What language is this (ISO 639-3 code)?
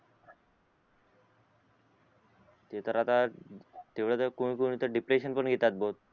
mar